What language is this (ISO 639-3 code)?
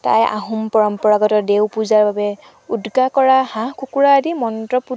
asm